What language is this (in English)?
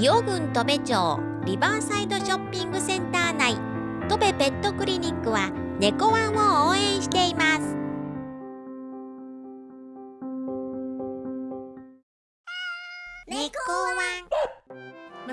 Japanese